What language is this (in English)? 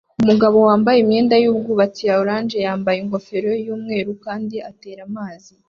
Kinyarwanda